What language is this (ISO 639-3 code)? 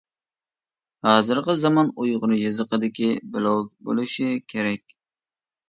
uig